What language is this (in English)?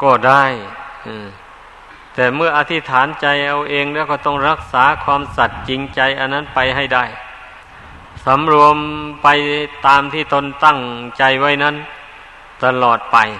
Thai